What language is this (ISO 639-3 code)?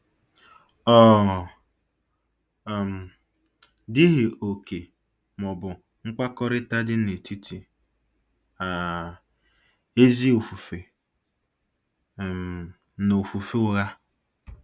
ibo